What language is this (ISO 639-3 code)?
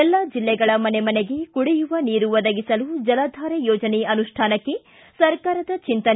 kan